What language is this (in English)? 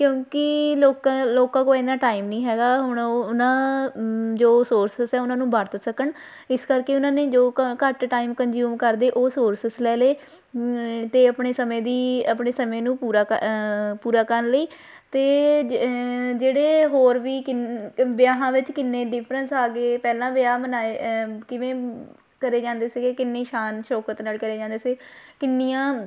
Punjabi